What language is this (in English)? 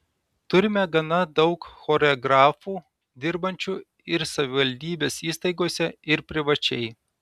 Lithuanian